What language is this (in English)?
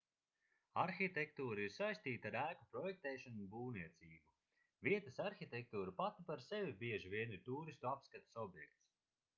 Latvian